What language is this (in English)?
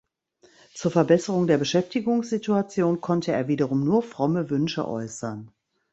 German